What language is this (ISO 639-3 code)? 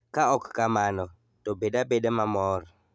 luo